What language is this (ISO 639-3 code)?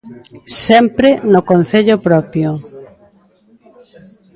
glg